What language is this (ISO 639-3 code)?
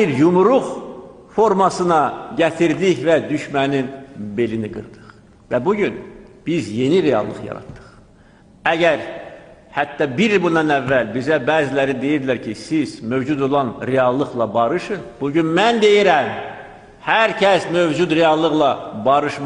tur